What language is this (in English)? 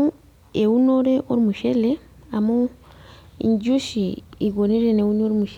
Masai